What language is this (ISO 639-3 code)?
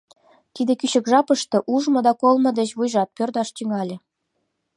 chm